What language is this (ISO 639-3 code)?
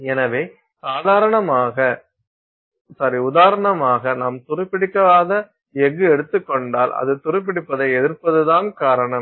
tam